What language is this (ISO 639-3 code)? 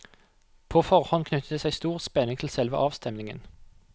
nor